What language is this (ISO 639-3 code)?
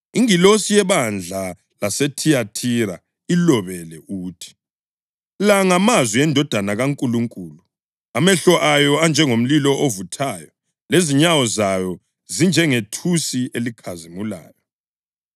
nde